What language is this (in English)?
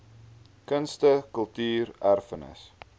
Afrikaans